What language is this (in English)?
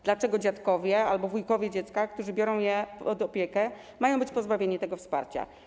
Polish